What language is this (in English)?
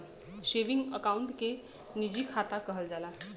Bhojpuri